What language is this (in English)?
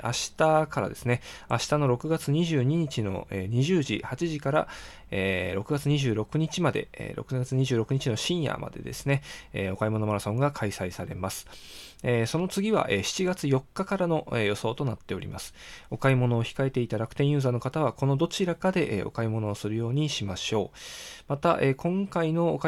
Japanese